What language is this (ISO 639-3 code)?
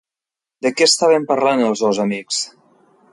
cat